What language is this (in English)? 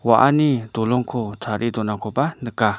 Garo